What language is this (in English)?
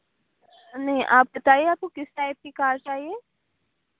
Urdu